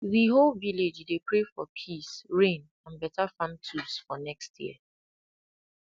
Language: Nigerian Pidgin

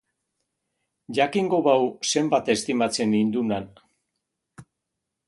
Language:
Basque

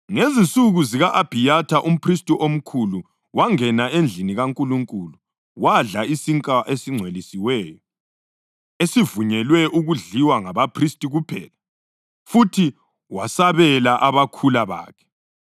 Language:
North Ndebele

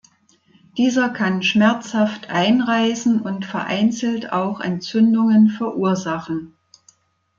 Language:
German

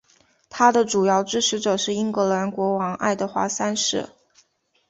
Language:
Chinese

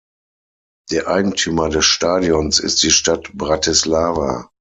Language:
German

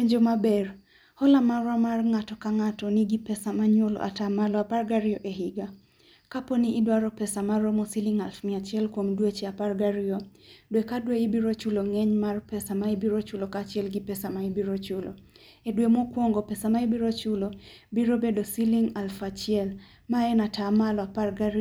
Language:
Luo (Kenya and Tanzania)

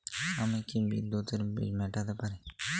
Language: Bangla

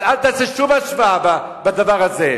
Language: Hebrew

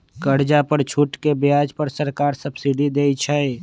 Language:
Magahi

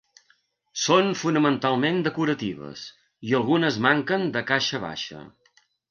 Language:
Catalan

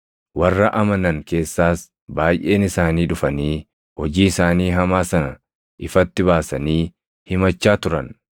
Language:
Oromo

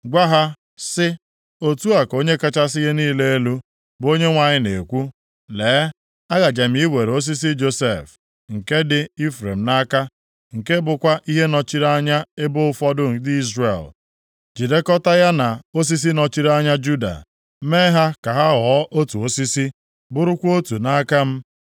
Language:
Igbo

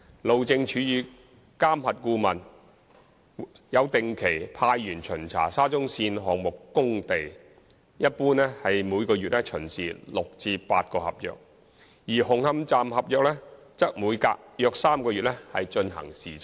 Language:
Cantonese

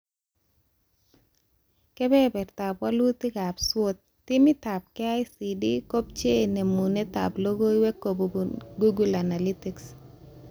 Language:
Kalenjin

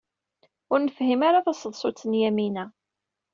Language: Kabyle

